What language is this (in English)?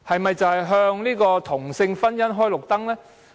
Cantonese